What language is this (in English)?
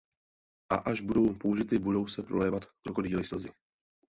Czech